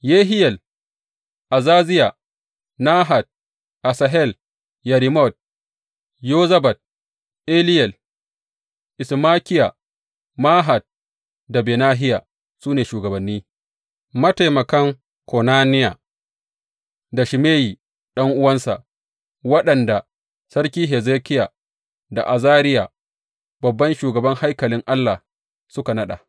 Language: Hausa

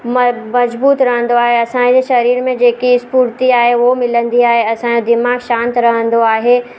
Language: Sindhi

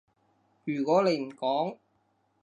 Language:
Cantonese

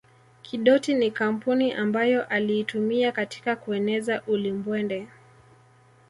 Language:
Swahili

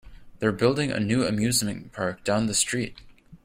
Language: English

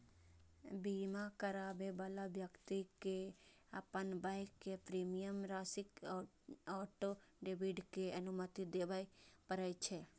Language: Maithili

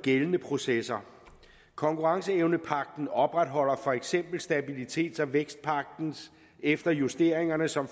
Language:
Danish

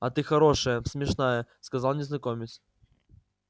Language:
Russian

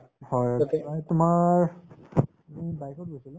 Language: Assamese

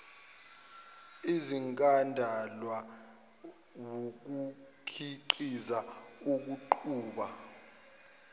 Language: Zulu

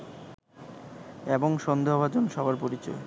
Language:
Bangla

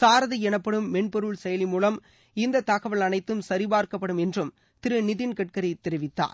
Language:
Tamil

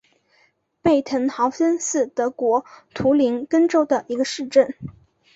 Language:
Chinese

